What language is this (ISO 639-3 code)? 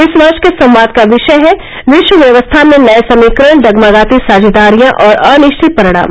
hin